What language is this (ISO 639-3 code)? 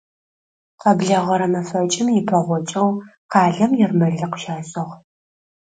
ady